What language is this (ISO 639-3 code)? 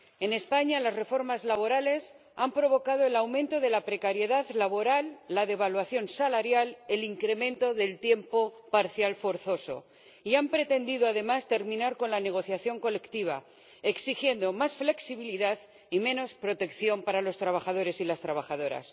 spa